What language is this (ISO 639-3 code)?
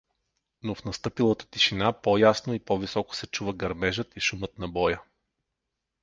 bul